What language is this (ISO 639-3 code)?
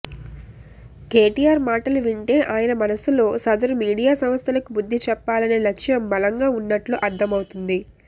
tel